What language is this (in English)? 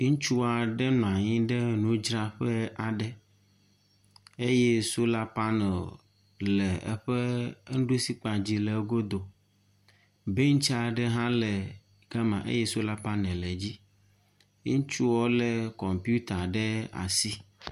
Ewe